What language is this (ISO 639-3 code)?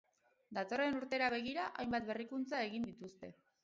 eus